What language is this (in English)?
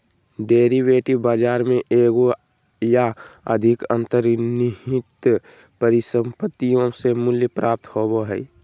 Magahi